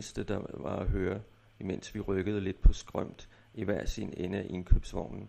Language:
Danish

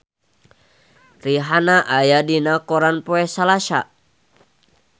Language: Sundanese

